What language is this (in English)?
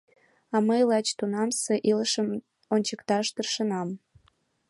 Mari